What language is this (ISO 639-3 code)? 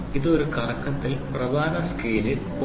mal